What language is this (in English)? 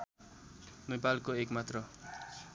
Nepali